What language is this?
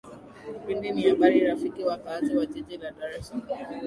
Swahili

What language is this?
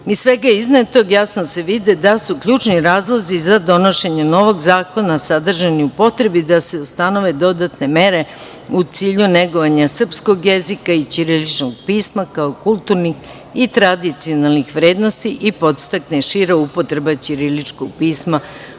Serbian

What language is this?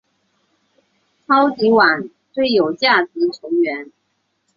Chinese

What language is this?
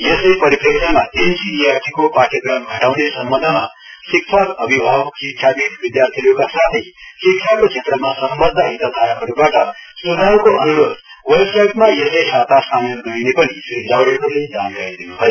Nepali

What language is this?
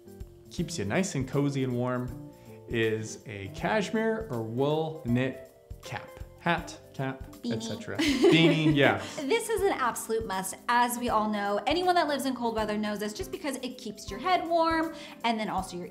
English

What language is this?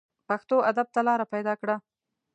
Pashto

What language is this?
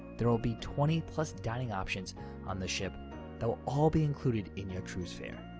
English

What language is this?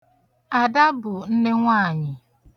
Igbo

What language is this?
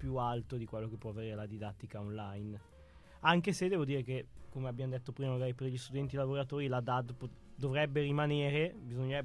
Italian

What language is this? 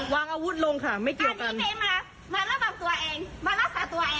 Thai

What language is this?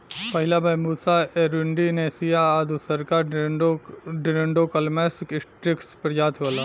Bhojpuri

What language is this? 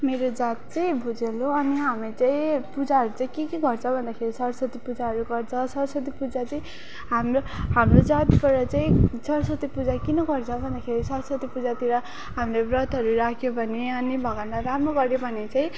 Nepali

